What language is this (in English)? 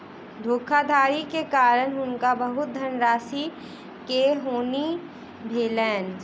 Maithili